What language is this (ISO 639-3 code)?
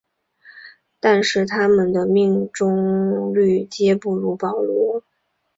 zho